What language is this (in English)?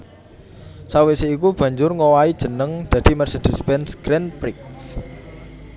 Javanese